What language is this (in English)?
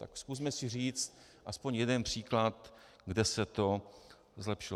Czech